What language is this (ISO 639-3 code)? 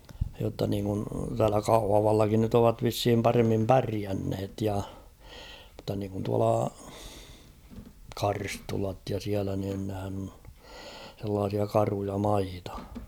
fin